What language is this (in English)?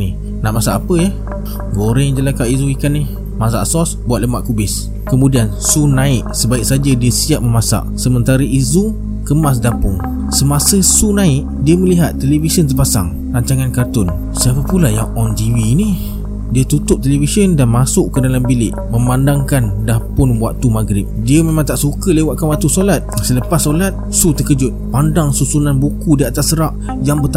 Malay